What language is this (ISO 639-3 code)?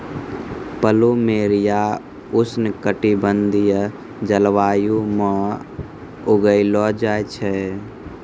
mai